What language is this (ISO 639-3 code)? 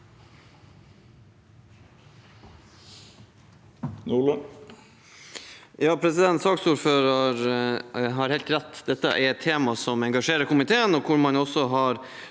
nor